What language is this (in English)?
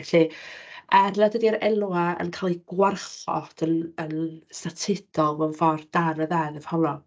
Welsh